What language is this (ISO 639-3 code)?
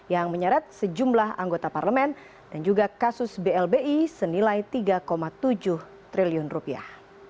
ind